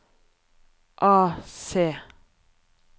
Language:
Norwegian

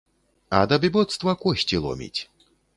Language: Belarusian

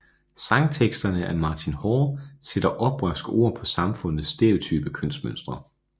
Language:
Danish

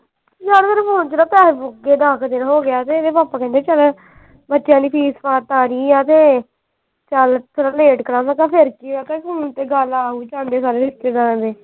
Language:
Punjabi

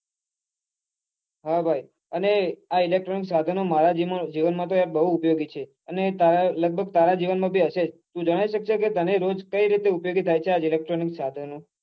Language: Gujarati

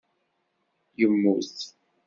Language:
Kabyle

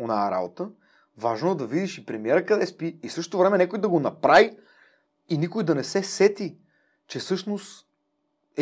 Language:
Bulgarian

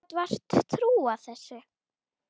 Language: Icelandic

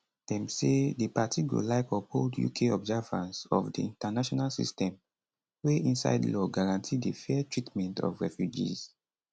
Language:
Nigerian Pidgin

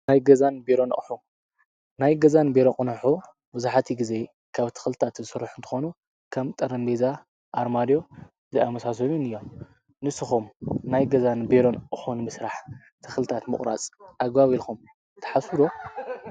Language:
Tigrinya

